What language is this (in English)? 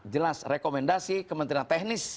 Indonesian